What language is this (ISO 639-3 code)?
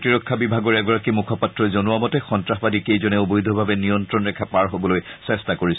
asm